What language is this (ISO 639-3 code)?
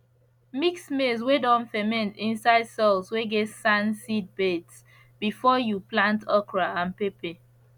pcm